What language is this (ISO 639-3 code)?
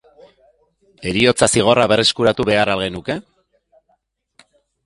eus